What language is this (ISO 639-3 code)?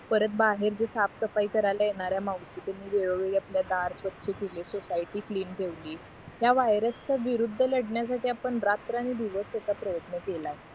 mar